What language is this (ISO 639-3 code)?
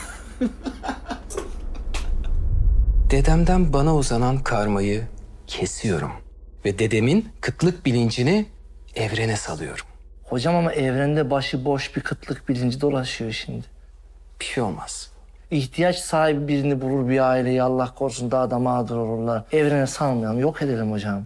tur